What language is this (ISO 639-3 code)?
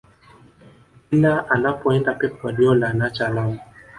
swa